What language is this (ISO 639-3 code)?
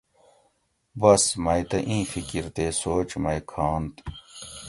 gwc